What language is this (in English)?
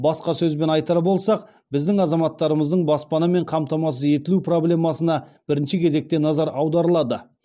Kazakh